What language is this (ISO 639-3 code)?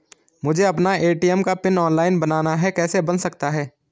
hin